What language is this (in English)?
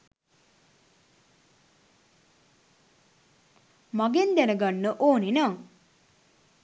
Sinhala